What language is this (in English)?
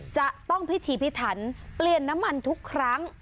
Thai